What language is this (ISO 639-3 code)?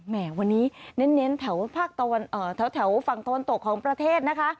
tha